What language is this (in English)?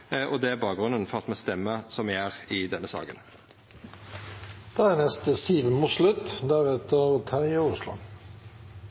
Norwegian Nynorsk